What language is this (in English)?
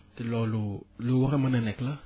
Wolof